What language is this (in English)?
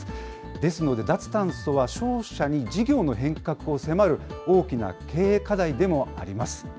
Japanese